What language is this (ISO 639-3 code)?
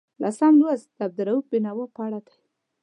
pus